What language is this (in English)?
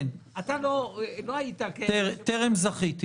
Hebrew